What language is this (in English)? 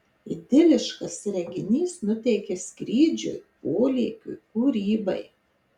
Lithuanian